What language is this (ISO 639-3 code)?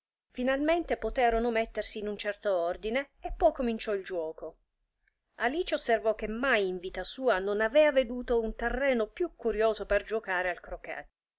ita